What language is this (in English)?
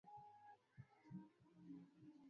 Swahili